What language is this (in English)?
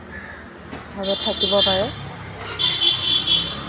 Assamese